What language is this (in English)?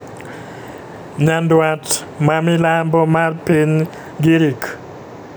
Luo (Kenya and Tanzania)